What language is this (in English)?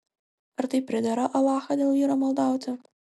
Lithuanian